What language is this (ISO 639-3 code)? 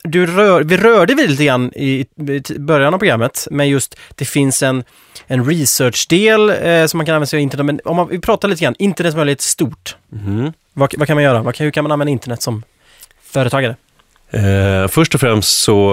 swe